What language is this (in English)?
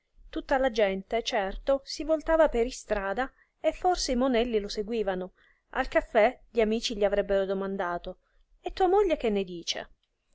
Italian